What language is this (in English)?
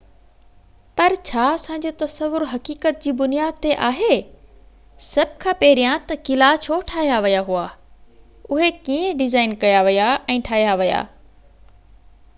Sindhi